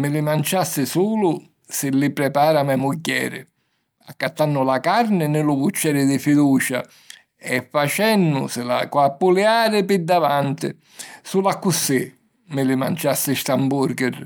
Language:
Sicilian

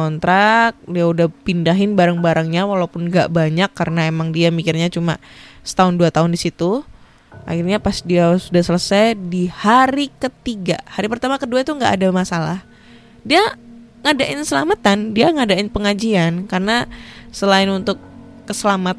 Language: Indonesian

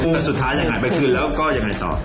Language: Thai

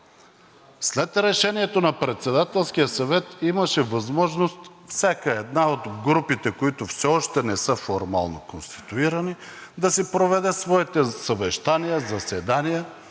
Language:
Bulgarian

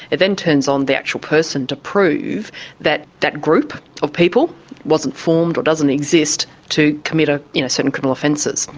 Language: English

